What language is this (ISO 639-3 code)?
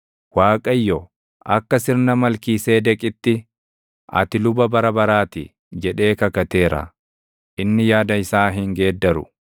orm